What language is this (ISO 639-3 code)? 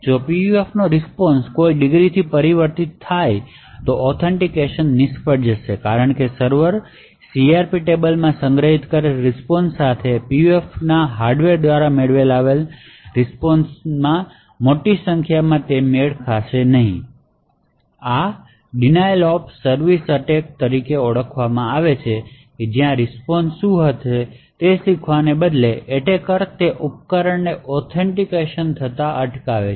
guj